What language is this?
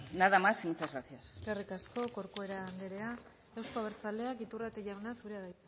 Basque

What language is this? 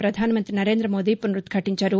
Telugu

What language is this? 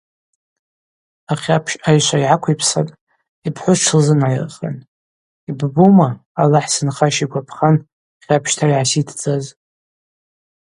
Abaza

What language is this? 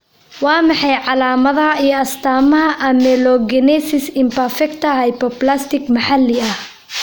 Somali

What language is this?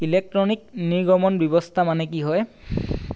Assamese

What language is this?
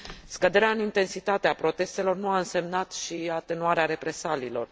Romanian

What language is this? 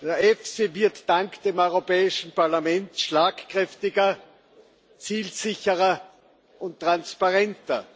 German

